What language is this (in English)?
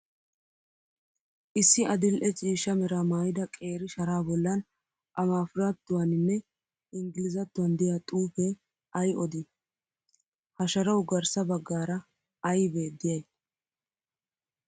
Wolaytta